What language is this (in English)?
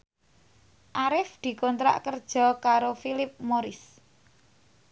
Javanese